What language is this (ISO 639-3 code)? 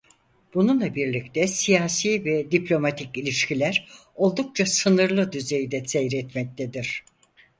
tur